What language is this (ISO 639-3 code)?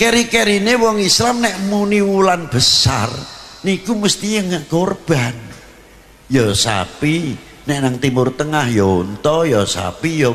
ind